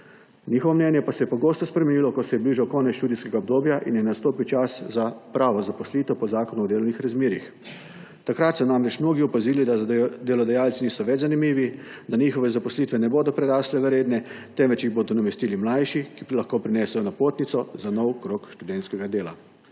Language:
Slovenian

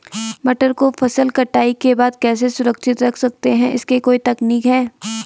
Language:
Hindi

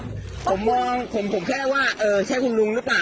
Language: Thai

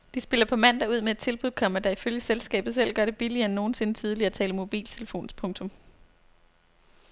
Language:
Danish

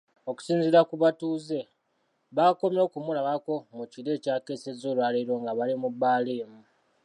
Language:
Ganda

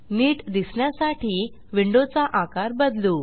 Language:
Marathi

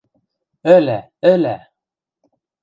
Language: Western Mari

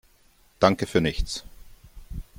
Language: German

